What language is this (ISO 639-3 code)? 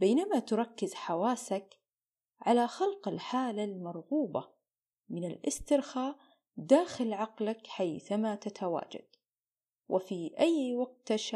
ara